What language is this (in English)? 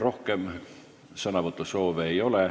Estonian